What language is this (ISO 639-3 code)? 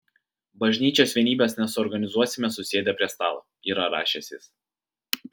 lit